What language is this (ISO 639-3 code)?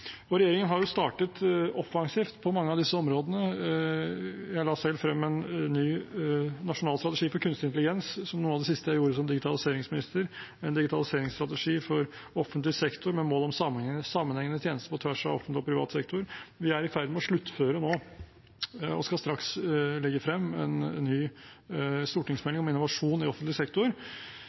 nob